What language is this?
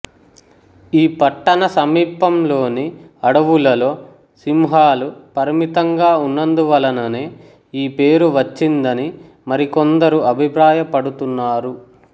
Telugu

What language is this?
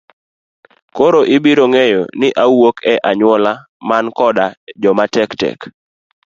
Luo (Kenya and Tanzania)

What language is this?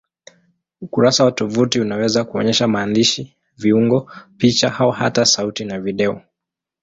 Swahili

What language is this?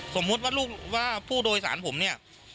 Thai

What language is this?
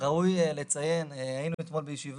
Hebrew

